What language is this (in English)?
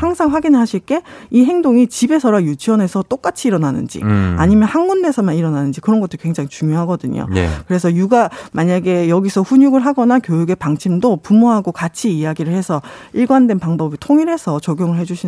Korean